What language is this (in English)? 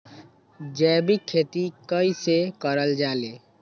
Magahi